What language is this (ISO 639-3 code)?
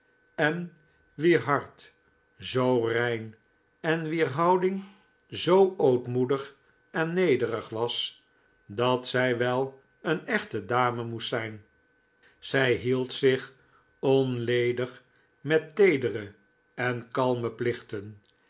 nld